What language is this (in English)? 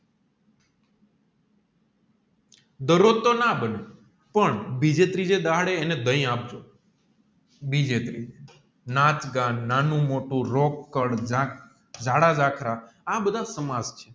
Gujarati